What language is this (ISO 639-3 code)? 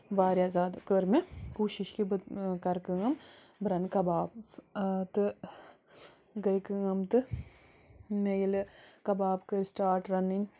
kas